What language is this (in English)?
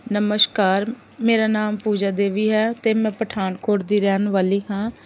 Punjabi